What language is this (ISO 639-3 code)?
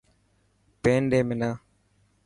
mki